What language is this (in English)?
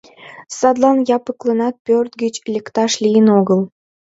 Mari